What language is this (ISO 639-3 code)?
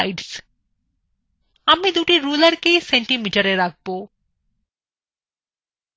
ben